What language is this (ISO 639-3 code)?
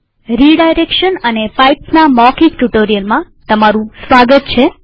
guj